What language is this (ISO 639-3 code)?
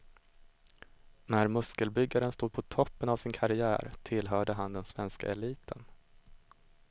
swe